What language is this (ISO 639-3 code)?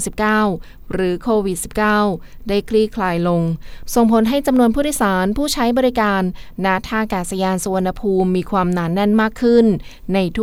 tha